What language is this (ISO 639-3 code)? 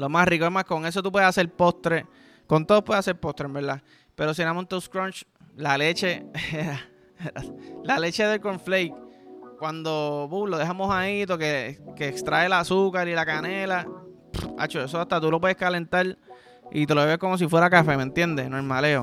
spa